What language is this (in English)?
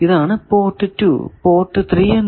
Malayalam